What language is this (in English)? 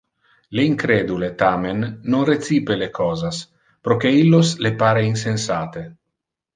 Interlingua